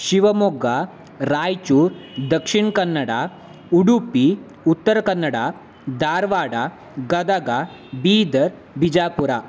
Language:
Kannada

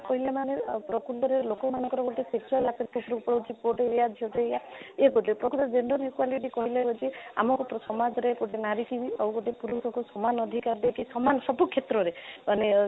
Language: Odia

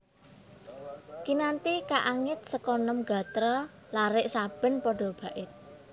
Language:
Javanese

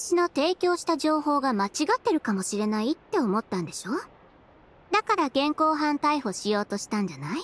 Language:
Japanese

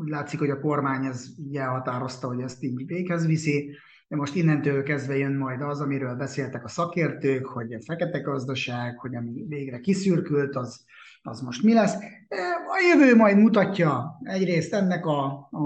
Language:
Hungarian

